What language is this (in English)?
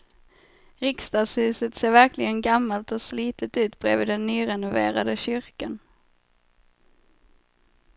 Swedish